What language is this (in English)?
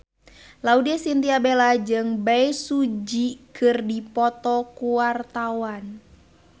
Sundanese